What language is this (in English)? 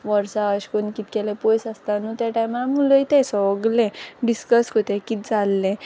Konkani